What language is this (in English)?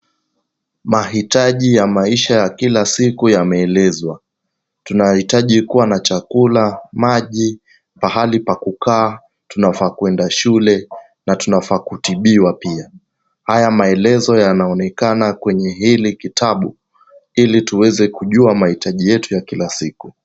Swahili